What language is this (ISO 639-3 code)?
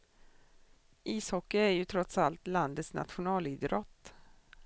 swe